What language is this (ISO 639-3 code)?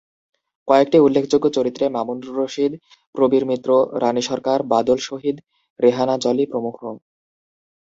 ben